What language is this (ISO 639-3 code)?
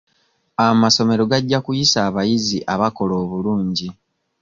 lug